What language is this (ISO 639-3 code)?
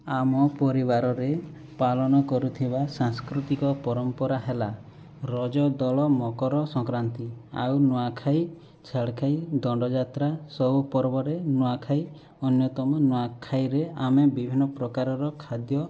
ori